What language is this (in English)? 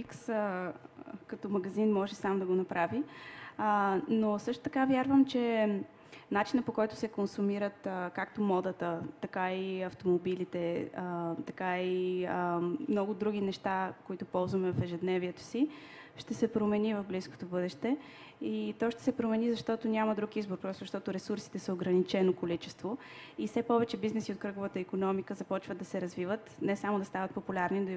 Bulgarian